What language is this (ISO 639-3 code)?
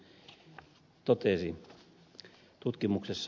fin